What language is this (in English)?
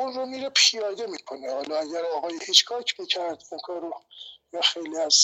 Persian